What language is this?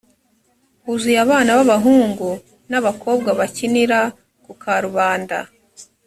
Kinyarwanda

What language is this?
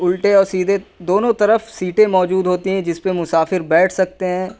Urdu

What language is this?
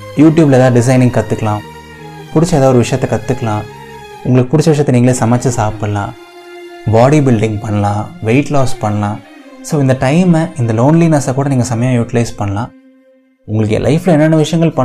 Tamil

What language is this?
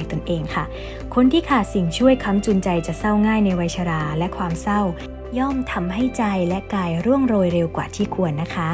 Thai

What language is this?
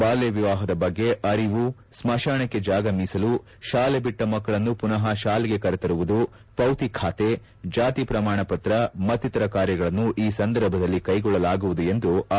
Kannada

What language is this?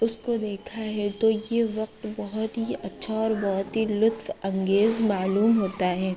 Urdu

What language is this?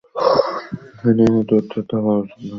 Bangla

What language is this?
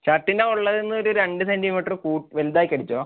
Malayalam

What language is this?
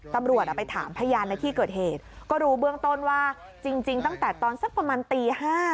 Thai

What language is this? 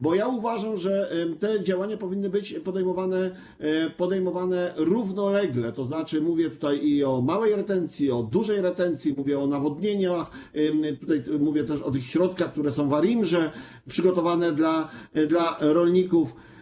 Polish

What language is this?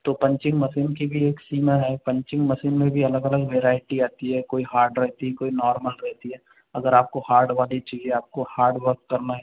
Hindi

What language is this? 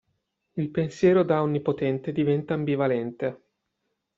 Italian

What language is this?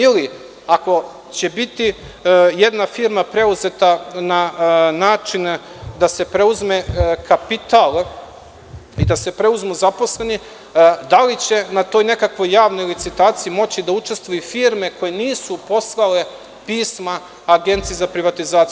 Serbian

